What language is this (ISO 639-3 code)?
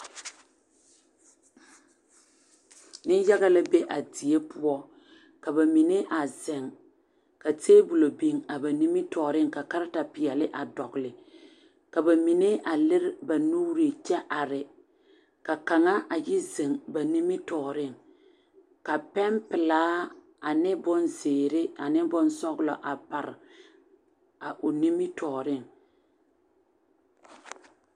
dga